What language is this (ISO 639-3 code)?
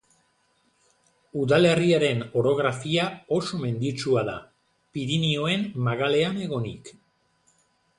eus